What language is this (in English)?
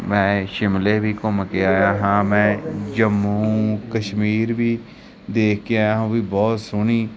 Punjabi